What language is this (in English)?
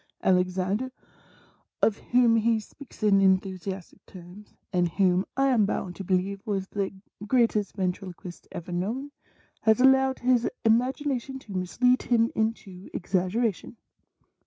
English